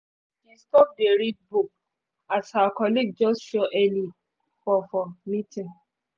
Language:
Nigerian Pidgin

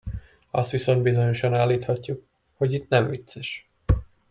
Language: Hungarian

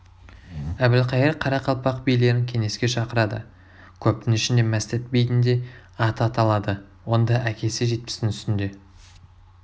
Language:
Kazakh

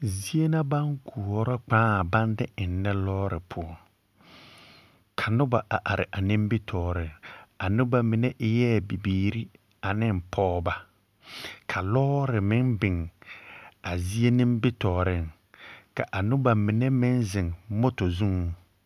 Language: Southern Dagaare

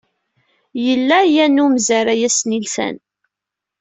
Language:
Kabyle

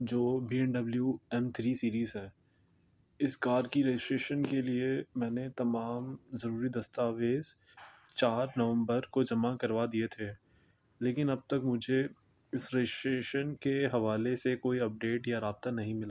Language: Urdu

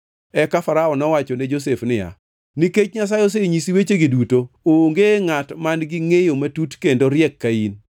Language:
Luo (Kenya and Tanzania)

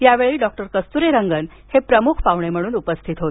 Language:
Marathi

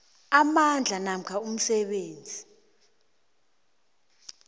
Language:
South Ndebele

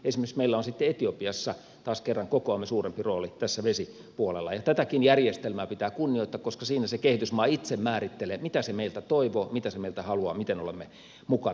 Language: Finnish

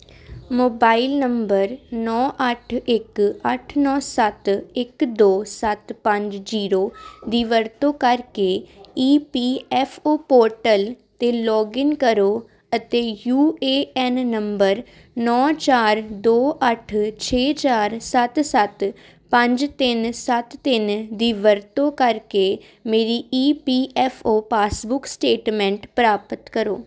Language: Punjabi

